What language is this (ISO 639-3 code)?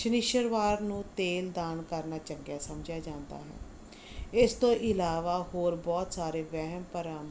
pan